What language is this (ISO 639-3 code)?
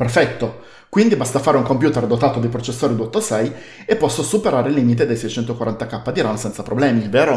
ita